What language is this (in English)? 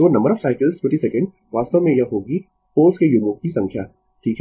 Hindi